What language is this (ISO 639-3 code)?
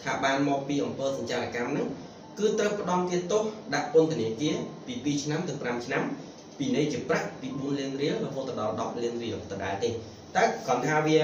vie